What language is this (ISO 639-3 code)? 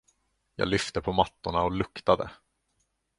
swe